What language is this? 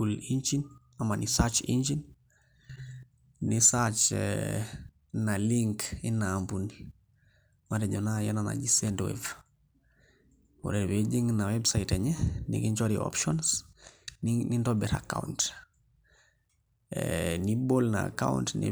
Masai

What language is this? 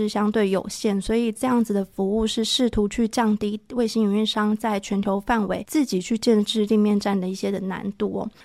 Chinese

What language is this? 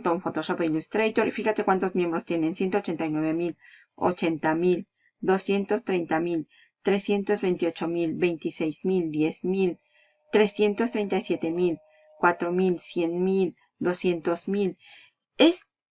Spanish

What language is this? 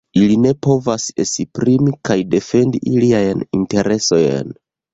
Esperanto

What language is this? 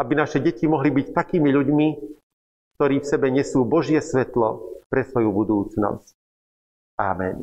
Slovak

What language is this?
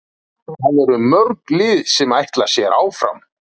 Icelandic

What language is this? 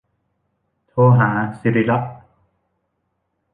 Thai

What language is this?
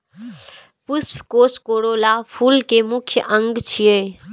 Maithili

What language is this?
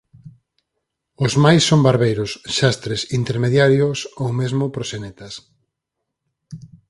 Galician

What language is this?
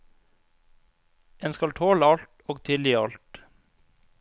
Norwegian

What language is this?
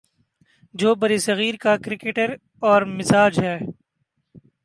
Urdu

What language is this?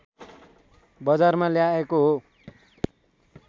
Nepali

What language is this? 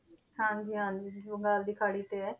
Punjabi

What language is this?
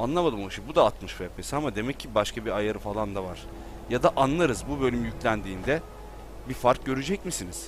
Turkish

